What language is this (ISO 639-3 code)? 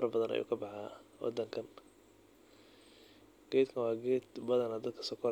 som